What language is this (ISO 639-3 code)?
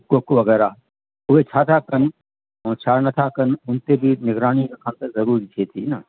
snd